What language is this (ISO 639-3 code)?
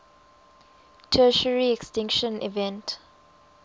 eng